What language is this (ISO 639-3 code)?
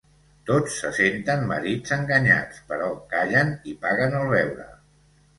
cat